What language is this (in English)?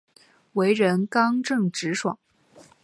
Chinese